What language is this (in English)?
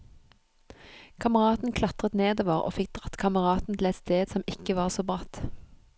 Norwegian